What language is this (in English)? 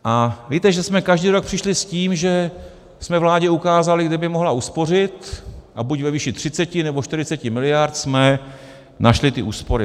Czech